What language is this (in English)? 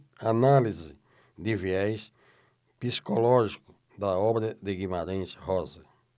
Portuguese